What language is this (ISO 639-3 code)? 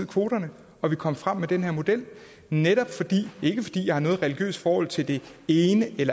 dan